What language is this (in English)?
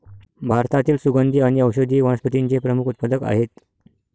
Marathi